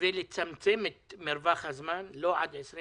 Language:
Hebrew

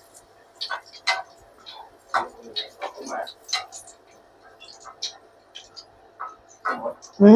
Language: Vietnamese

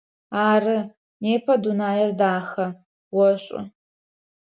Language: Adyghe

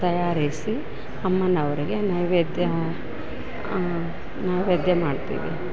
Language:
Kannada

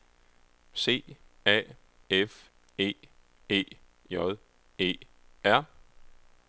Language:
Danish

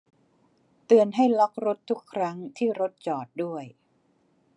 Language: Thai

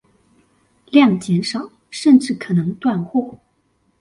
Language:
Chinese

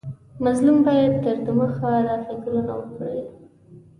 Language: Pashto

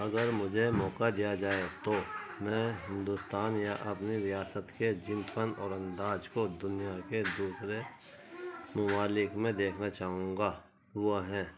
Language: Urdu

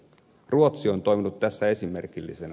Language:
Finnish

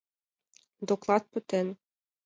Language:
Mari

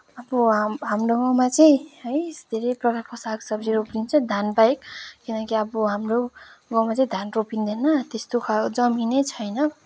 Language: Nepali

